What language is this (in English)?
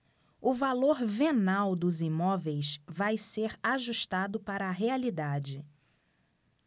Portuguese